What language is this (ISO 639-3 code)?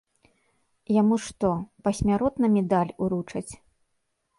bel